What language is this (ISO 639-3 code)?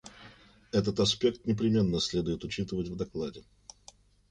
rus